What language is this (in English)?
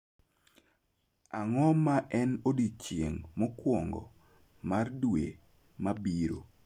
Luo (Kenya and Tanzania)